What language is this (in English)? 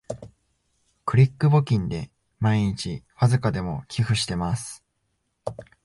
Japanese